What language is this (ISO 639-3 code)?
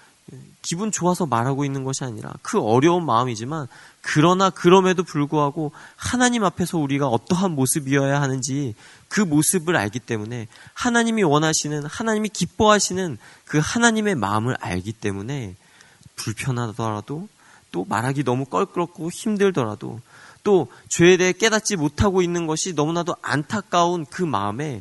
kor